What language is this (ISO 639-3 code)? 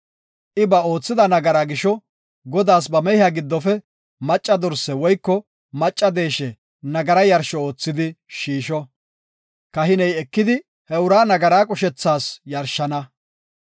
gof